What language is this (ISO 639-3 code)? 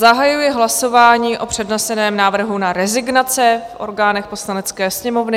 ces